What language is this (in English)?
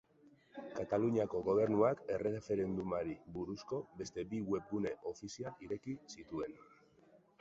Basque